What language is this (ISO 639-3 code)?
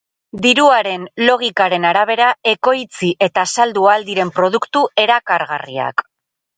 eus